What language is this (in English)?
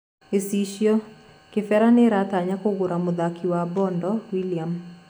Kikuyu